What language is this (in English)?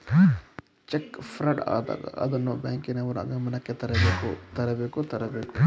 Kannada